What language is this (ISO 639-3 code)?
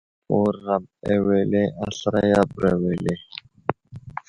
udl